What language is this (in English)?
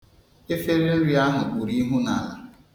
Igbo